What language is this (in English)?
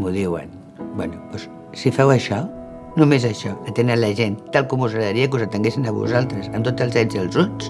Catalan